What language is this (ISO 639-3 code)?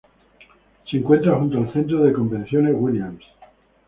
spa